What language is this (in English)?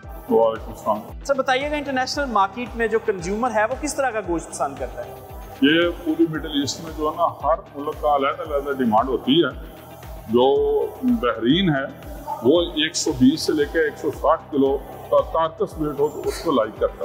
Hindi